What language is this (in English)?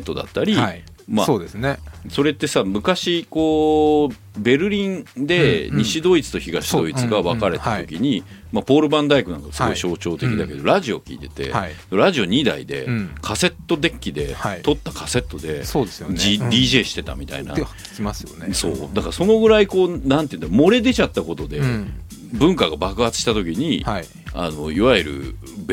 Japanese